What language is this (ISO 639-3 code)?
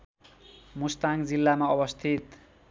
nep